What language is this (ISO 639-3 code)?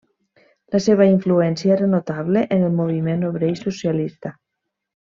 cat